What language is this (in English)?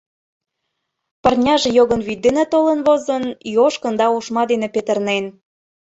Mari